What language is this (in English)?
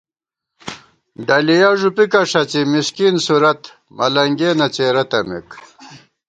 Gawar-Bati